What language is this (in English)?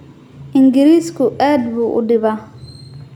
Somali